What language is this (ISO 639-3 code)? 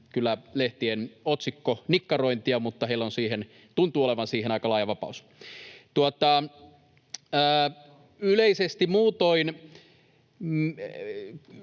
fin